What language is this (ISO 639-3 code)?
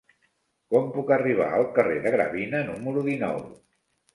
cat